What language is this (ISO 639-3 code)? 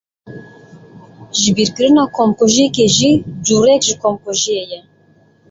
kur